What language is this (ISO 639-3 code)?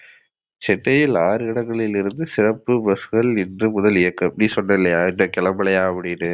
tam